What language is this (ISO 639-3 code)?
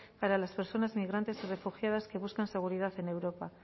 spa